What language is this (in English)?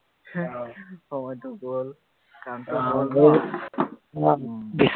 Assamese